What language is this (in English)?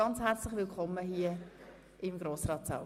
Swiss German